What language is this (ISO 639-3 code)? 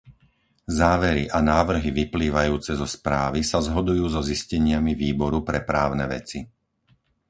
slk